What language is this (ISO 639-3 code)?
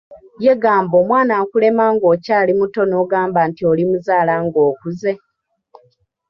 lug